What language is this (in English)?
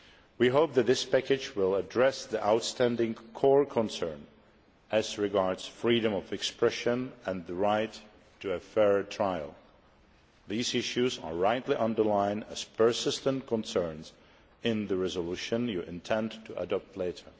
English